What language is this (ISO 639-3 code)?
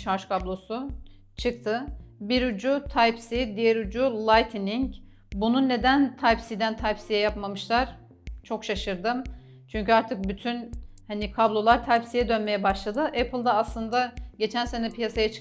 tur